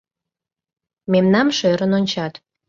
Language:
Mari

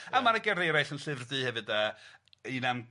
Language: Welsh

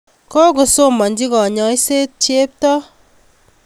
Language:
Kalenjin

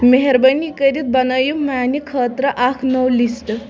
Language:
Kashmiri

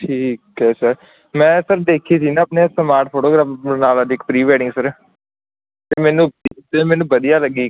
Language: Punjabi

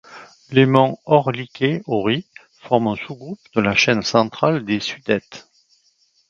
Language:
French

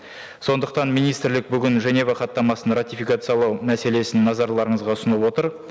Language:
Kazakh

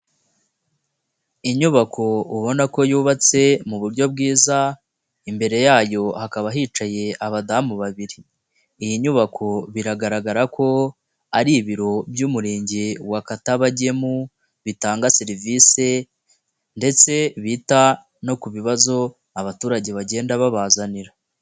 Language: Kinyarwanda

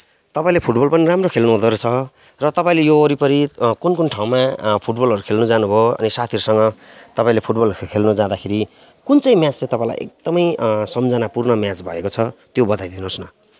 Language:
Nepali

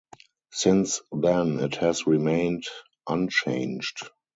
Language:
English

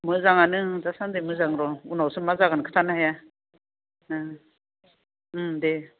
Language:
Bodo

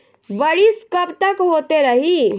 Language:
Bhojpuri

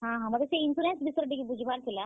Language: Odia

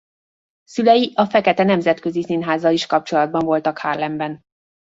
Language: Hungarian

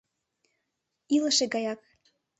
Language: Mari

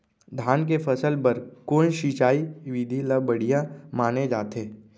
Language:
Chhattisgarhi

